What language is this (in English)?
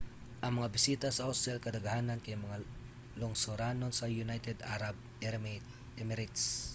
Cebuano